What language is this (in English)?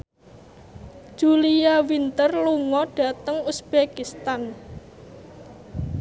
Javanese